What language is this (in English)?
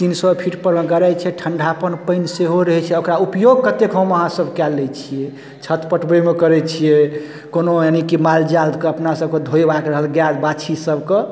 Maithili